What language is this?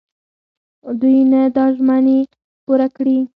Pashto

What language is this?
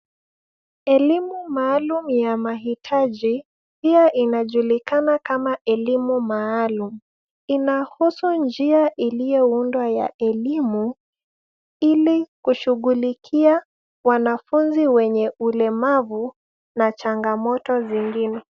Swahili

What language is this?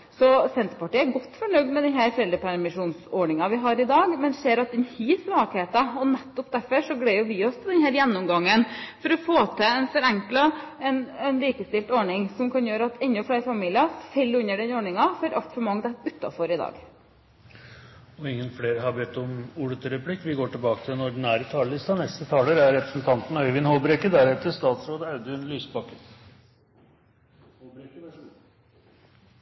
Norwegian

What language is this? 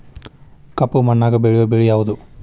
Kannada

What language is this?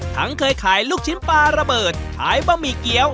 Thai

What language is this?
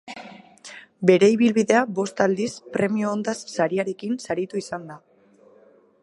Basque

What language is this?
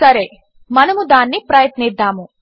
Telugu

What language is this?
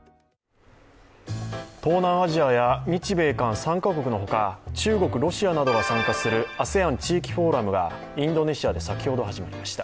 Japanese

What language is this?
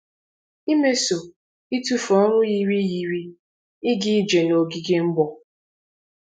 Igbo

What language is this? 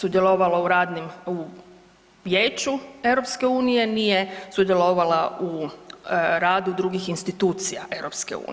Croatian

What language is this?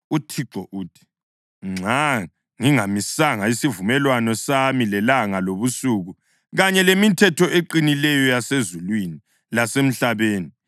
North Ndebele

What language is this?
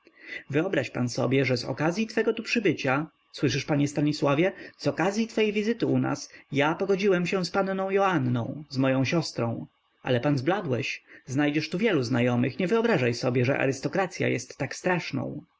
Polish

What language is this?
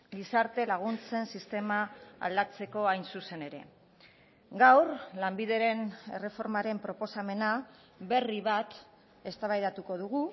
Basque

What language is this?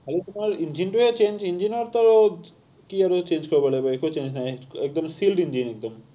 Assamese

